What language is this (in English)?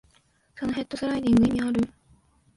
Japanese